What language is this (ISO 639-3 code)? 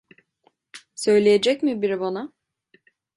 tur